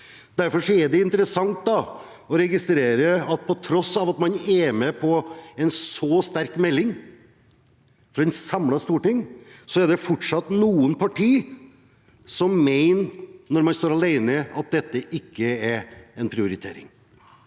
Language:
Norwegian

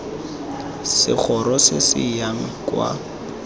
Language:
Tswana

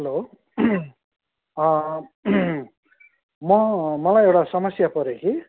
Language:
Nepali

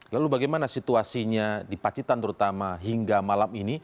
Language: Indonesian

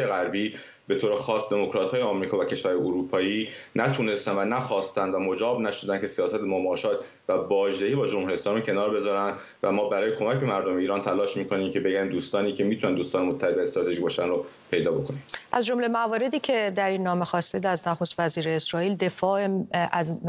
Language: Persian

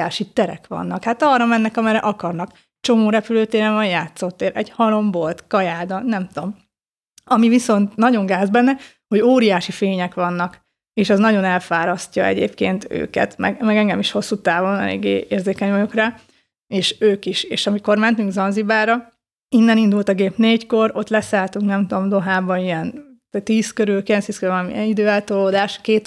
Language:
Hungarian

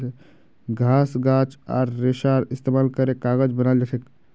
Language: Magahi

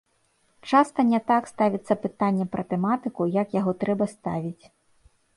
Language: Belarusian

